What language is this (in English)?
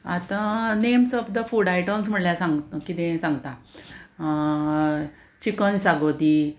Konkani